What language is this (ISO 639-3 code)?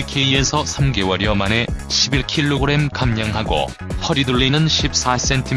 kor